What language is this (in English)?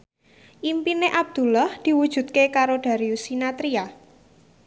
Javanese